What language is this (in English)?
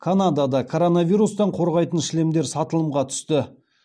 Kazakh